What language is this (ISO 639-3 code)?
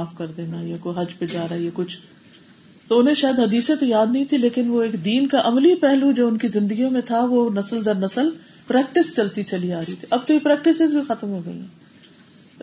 urd